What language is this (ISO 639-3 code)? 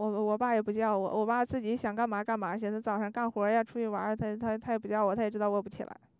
zho